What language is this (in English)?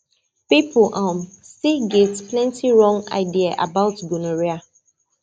Nigerian Pidgin